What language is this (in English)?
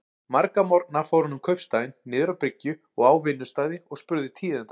Icelandic